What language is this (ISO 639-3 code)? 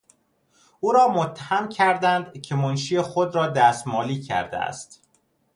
fas